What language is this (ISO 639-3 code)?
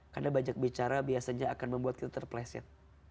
ind